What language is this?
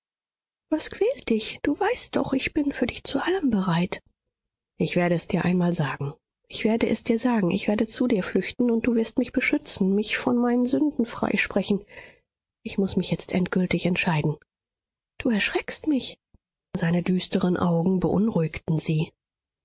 German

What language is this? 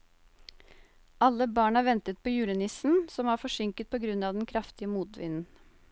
Norwegian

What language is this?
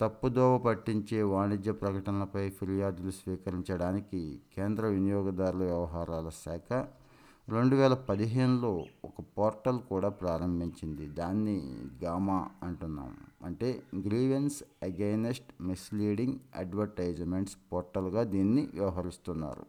Telugu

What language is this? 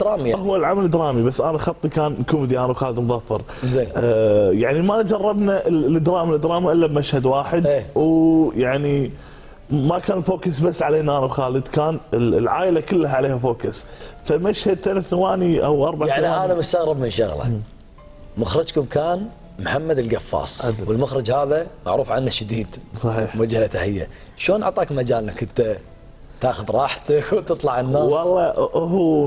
Arabic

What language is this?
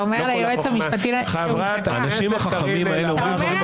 Hebrew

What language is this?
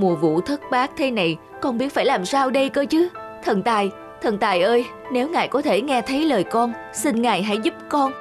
Vietnamese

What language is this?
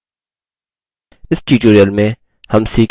Hindi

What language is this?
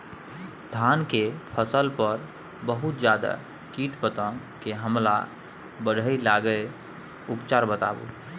Maithili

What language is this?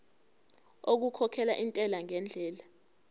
Zulu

